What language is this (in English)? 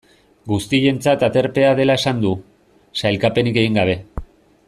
Basque